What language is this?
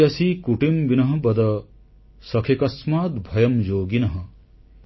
Odia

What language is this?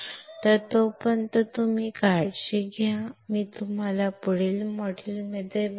Marathi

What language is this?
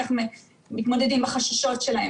Hebrew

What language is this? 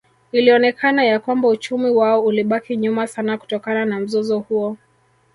Swahili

